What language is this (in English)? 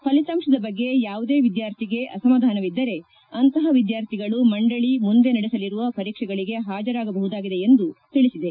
Kannada